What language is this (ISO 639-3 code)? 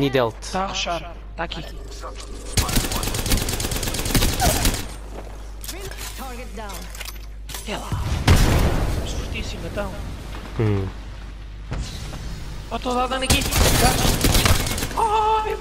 por